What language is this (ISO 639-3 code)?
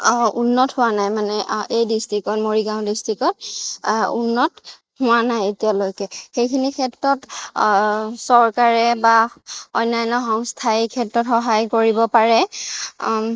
asm